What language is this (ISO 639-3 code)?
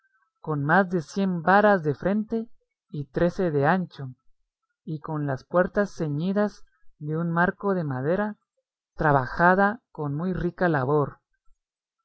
spa